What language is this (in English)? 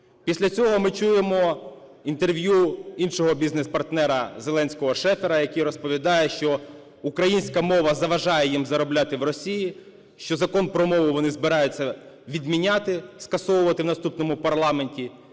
Ukrainian